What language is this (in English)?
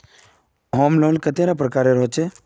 Magahi